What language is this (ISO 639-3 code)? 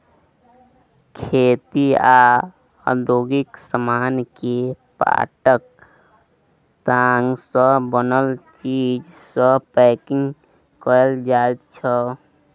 mai